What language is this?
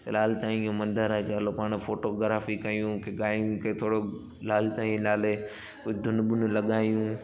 Sindhi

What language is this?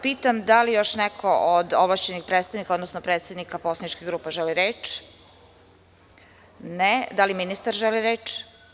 Serbian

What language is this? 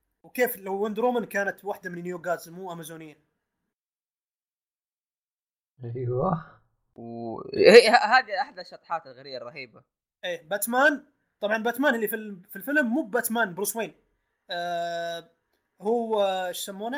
Arabic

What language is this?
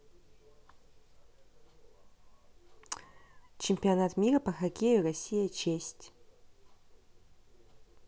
Russian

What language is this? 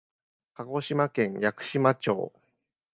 Japanese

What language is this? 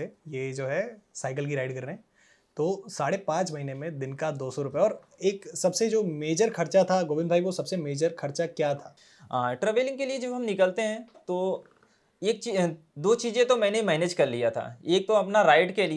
Hindi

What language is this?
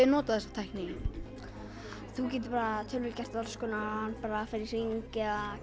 Icelandic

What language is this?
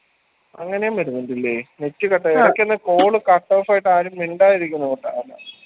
Malayalam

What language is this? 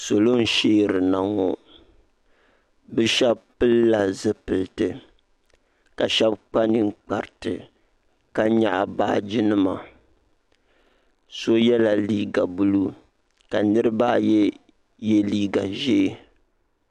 Dagbani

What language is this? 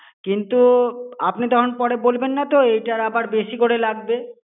Bangla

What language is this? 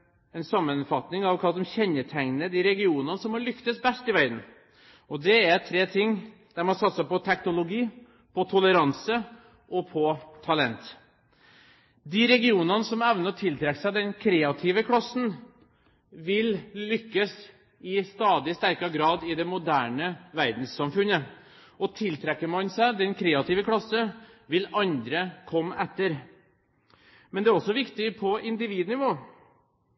Norwegian Bokmål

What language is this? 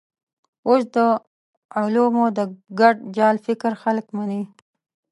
Pashto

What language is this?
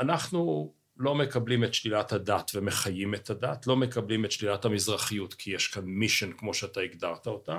Hebrew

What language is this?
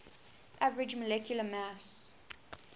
English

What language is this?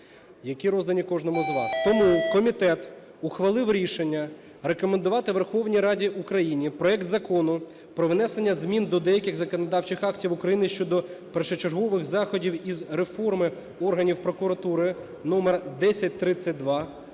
Ukrainian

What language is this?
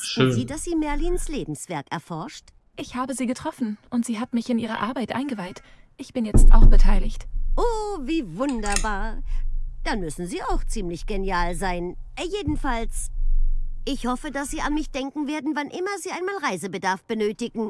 German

